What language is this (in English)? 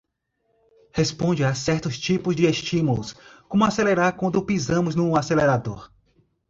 Portuguese